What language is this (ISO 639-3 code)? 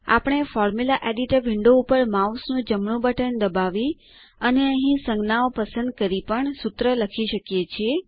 guj